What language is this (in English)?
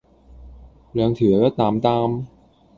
Cantonese